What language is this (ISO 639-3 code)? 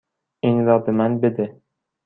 fas